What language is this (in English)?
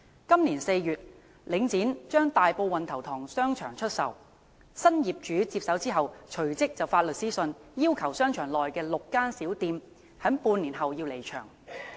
Cantonese